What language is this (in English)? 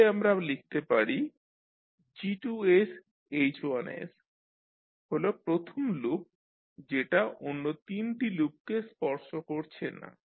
Bangla